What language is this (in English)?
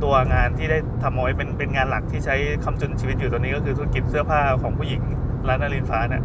Thai